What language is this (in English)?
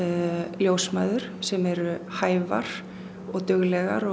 Icelandic